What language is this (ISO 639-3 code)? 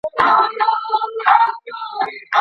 pus